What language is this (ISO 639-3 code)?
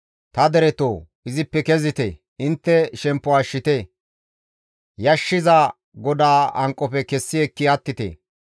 gmv